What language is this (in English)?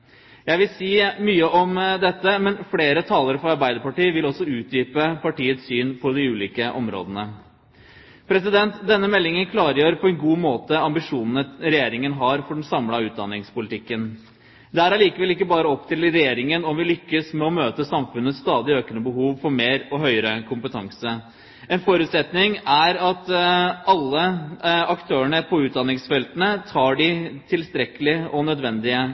Norwegian Bokmål